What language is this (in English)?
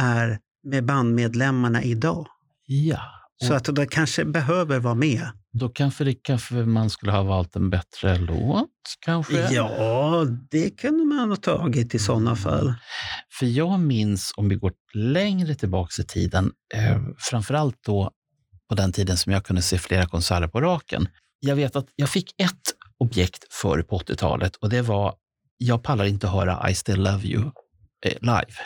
Swedish